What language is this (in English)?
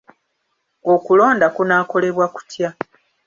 Ganda